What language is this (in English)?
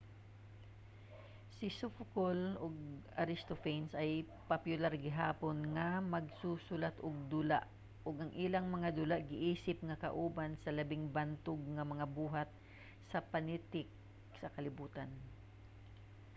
Cebuano